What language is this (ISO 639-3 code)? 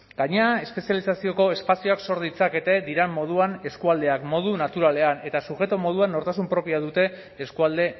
eus